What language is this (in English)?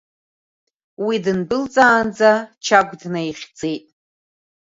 Abkhazian